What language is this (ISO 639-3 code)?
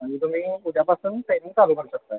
mar